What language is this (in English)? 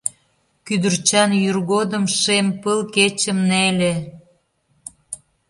Mari